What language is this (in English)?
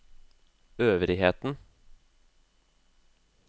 Norwegian